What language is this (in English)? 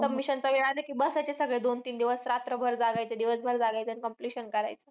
Marathi